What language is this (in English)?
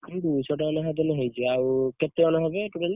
Odia